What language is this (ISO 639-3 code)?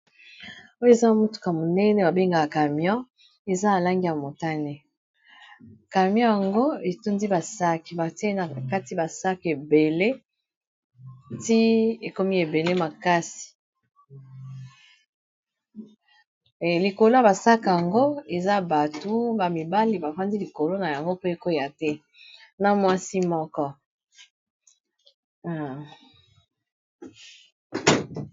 lin